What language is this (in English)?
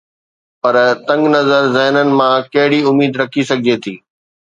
Sindhi